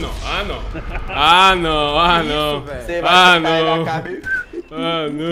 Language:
Portuguese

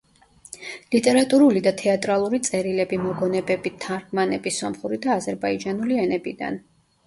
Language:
Georgian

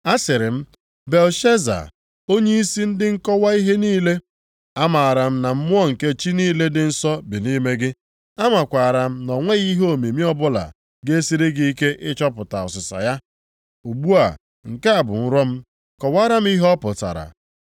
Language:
Igbo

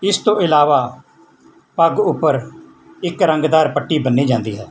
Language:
Punjabi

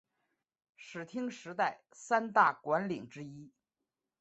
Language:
Chinese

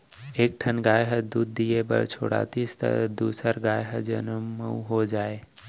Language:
Chhattisgarhi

